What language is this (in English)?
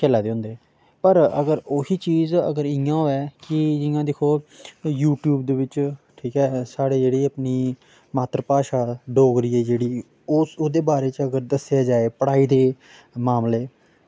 Dogri